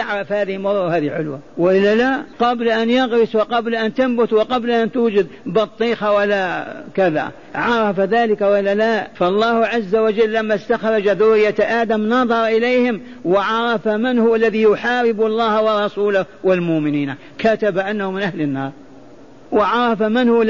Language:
Arabic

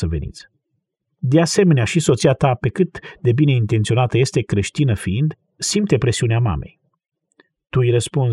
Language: Romanian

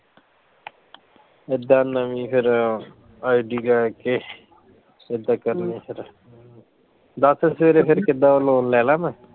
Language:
Punjabi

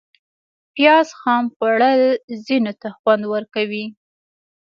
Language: Pashto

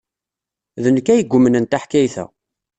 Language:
Kabyle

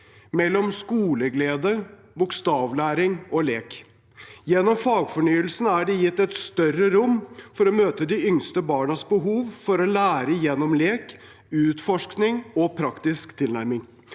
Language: Norwegian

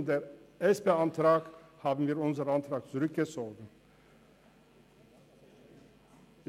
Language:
Swiss German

